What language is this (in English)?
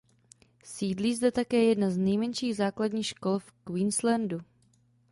Czech